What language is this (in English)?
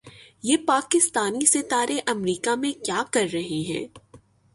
Urdu